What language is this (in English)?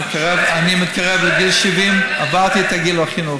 Hebrew